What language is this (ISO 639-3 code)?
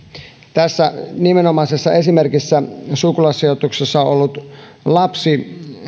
fin